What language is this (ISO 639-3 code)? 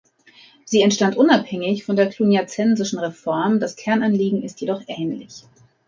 deu